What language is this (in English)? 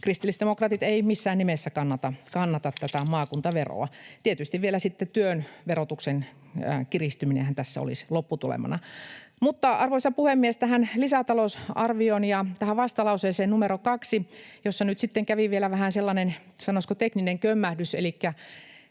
Finnish